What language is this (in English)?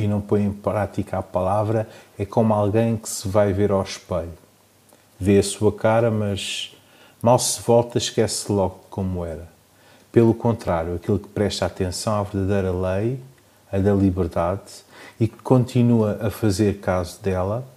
Portuguese